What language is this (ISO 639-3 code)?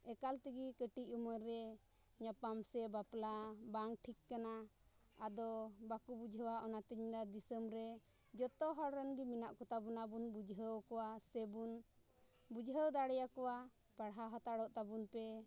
sat